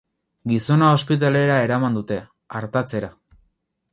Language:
Basque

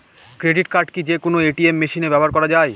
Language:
Bangla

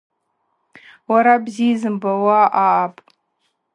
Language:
Abaza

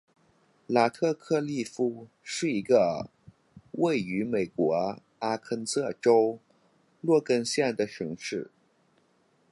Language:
Chinese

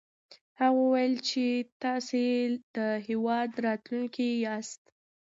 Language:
Pashto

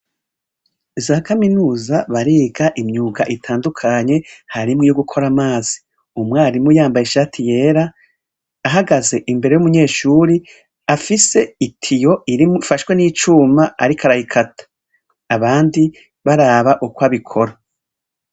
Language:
Rundi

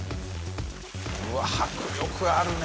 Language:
Japanese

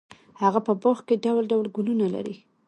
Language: Pashto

